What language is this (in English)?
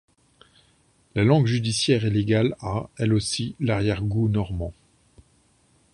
French